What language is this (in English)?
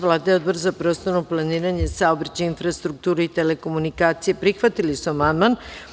Serbian